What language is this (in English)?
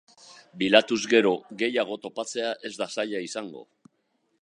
Basque